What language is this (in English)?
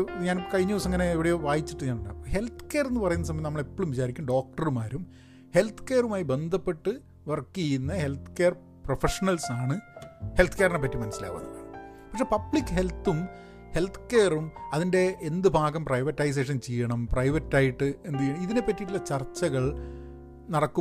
Malayalam